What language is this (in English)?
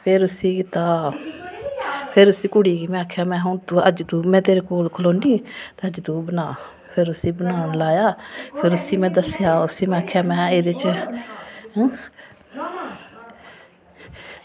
Dogri